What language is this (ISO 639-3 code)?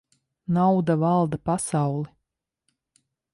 lav